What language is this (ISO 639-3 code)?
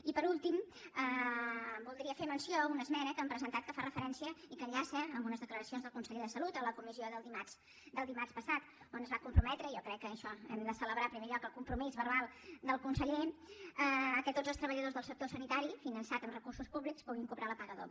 cat